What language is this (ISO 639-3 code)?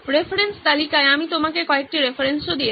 ben